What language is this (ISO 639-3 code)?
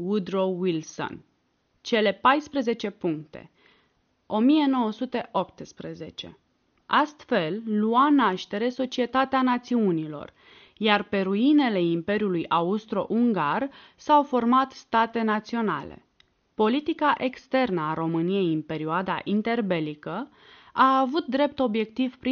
ron